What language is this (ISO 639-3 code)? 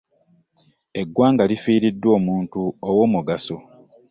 lug